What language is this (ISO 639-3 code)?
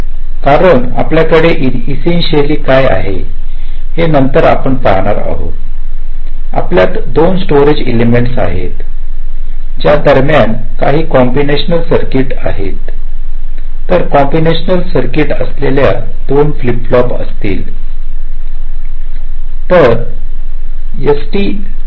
mar